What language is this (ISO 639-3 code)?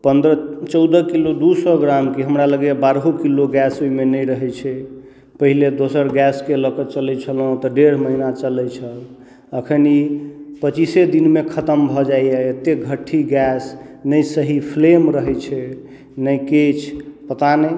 mai